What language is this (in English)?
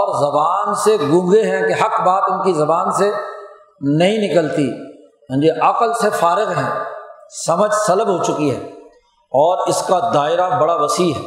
Urdu